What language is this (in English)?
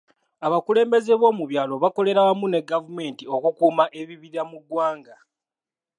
Ganda